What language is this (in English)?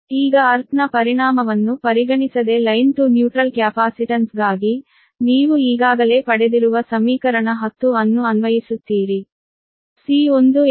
Kannada